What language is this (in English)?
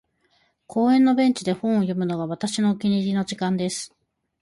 Japanese